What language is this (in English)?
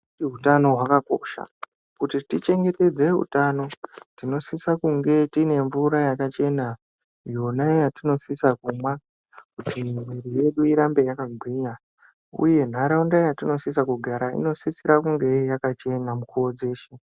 Ndau